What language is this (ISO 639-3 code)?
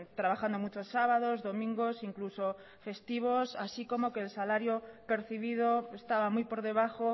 spa